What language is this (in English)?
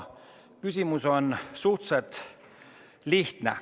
Estonian